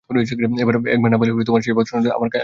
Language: Bangla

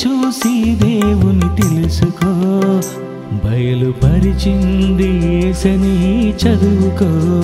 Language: Telugu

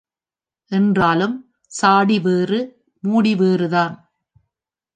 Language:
Tamil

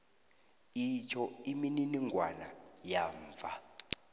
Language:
South Ndebele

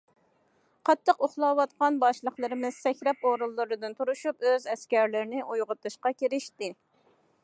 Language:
Uyghur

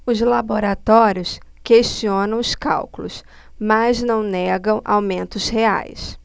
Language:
Portuguese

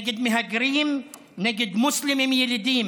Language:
Hebrew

